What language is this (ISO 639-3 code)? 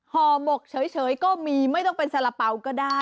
tha